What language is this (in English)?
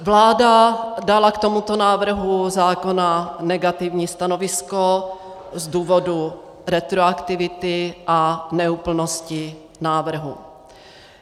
Czech